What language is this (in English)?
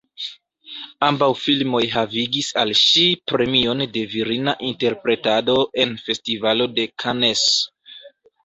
Esperanto